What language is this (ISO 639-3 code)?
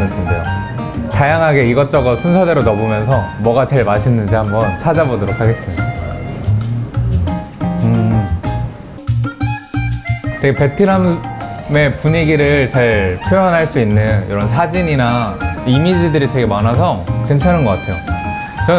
kor